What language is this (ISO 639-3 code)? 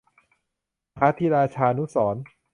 tha